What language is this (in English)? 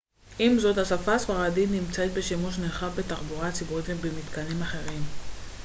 Hebrew